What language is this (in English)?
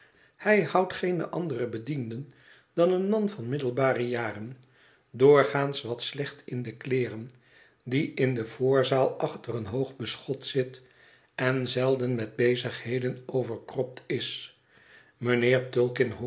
Dutch